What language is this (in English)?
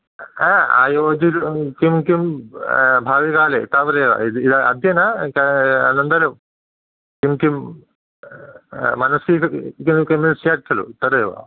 Sanskrit